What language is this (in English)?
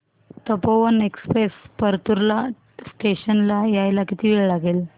Marathi